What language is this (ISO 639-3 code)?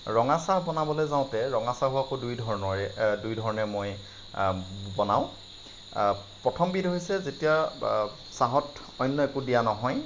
asm